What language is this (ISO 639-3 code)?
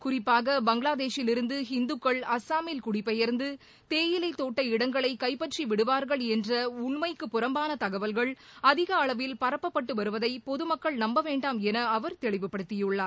tam